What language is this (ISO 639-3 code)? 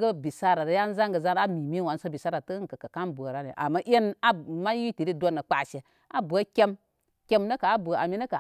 kmy